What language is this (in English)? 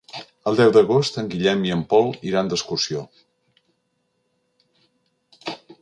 Catalan